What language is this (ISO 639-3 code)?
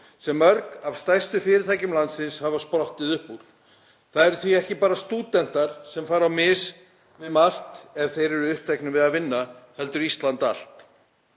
isl